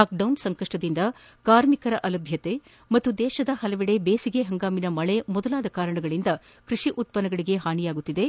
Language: Kannada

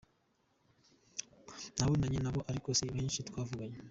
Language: Kinyarwanda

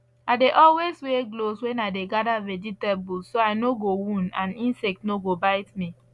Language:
Nigerian Pidgin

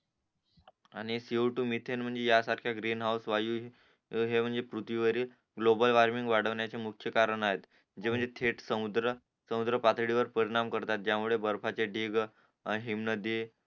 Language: Marathi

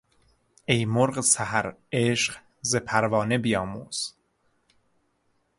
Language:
Persian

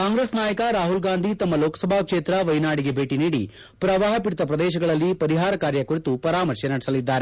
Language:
Kannada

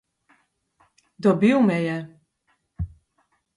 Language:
Slovenian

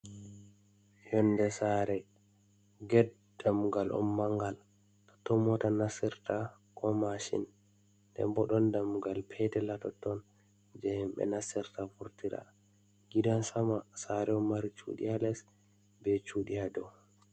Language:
Fula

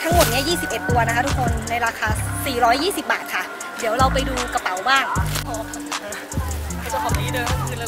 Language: Thai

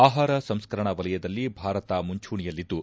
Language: Kannada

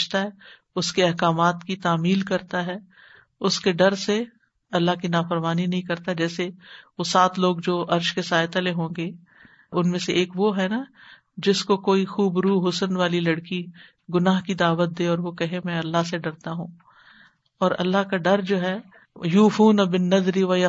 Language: Urdu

